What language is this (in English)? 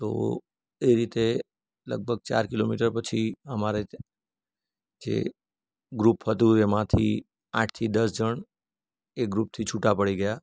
Gujarati